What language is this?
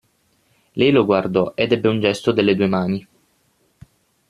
Italian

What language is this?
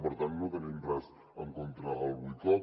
Catalan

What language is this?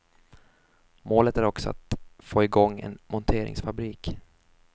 Swedish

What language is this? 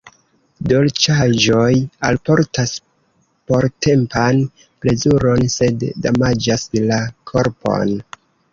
Esperanto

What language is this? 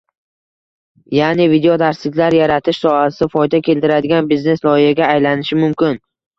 Uzbek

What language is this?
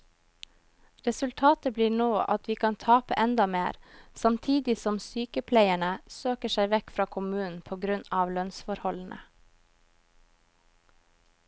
Norwegian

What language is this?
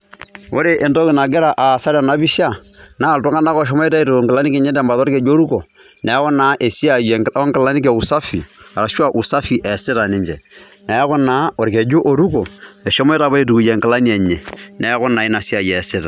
Masai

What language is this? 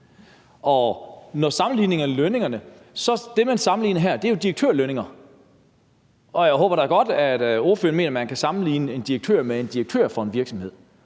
Danish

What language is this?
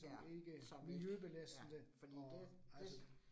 Danish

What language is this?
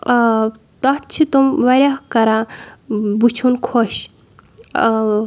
Kashmiri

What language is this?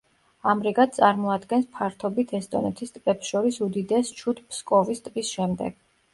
Georgian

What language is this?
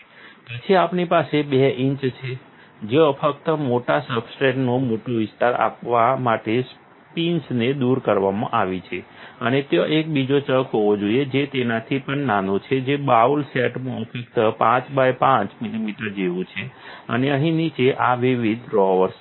Gujarati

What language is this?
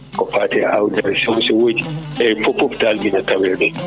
Fula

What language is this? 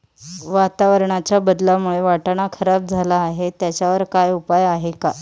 Marathi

